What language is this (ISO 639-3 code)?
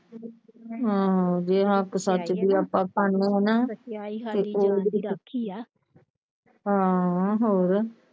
pan